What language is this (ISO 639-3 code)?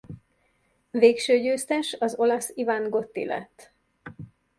hun